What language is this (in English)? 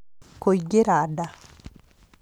Kikuyu